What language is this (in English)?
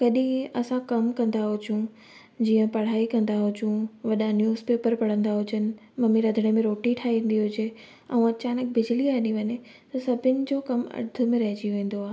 Sindhi